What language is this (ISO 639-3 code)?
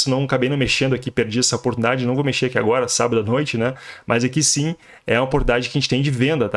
por